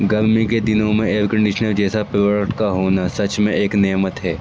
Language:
Urdu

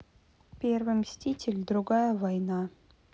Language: Russian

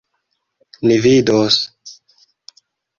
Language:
Esperanto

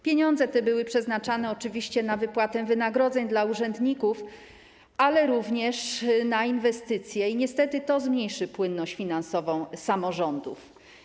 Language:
Polish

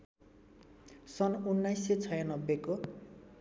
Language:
Nepali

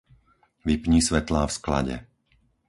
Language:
Slovak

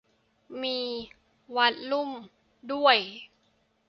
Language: Thai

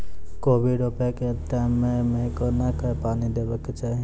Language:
Maithili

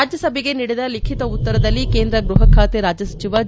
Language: Kannada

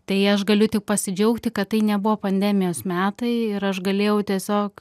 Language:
Lithuanian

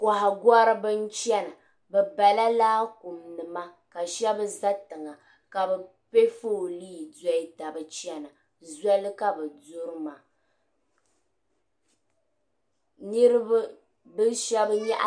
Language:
Dagbani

